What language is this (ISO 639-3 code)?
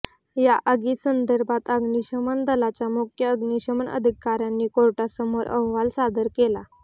mar